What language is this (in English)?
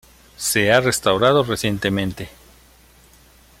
Spanish